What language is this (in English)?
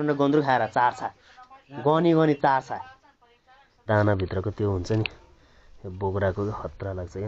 Arabic